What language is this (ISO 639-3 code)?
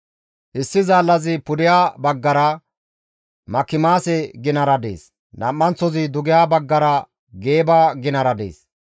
gmv